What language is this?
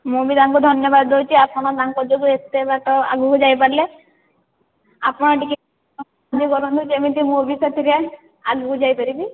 Odia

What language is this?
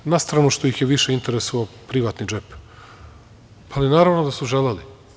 Serbian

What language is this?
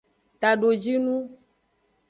Aja (Benin)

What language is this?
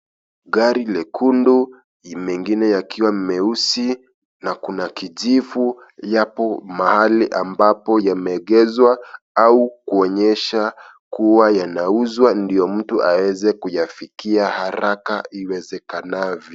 Swahili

